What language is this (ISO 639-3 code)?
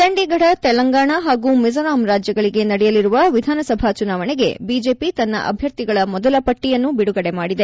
kan